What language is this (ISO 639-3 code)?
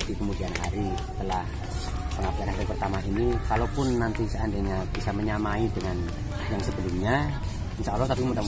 ind